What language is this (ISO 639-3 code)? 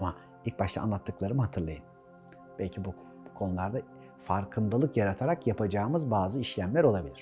tur